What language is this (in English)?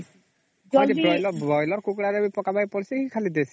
Odia